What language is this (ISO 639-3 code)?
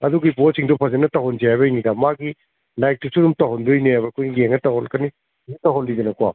mni